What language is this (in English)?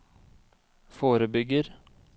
Norwegian